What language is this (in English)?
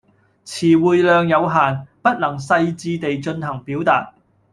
Cantonese